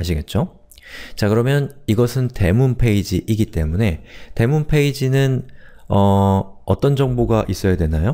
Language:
Korean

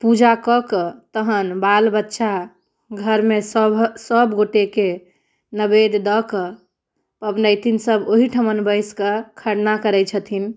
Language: Maithili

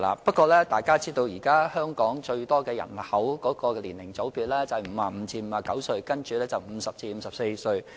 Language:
Cantonese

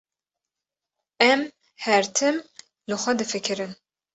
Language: Kurdish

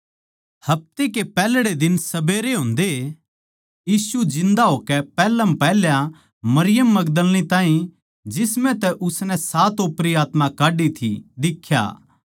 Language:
Haryanvi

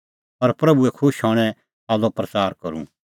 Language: Kullu Pahari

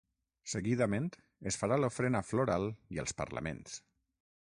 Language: Catalan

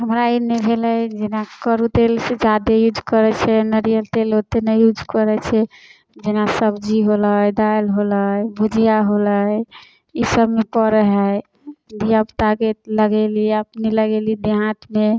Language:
Maithili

